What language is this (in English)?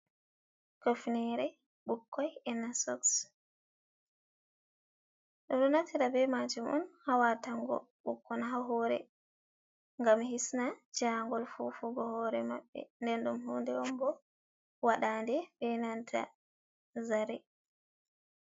Fula